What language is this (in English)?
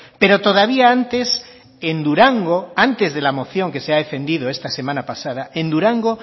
Spanish